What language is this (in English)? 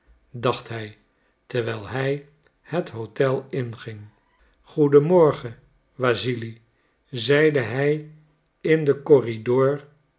Dutch